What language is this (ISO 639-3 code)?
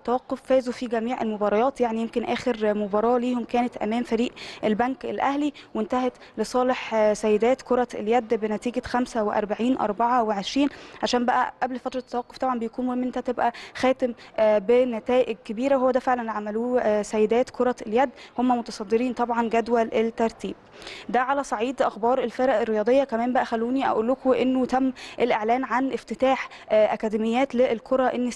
ara